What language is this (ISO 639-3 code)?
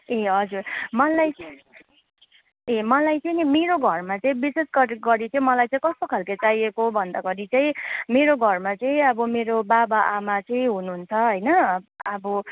nep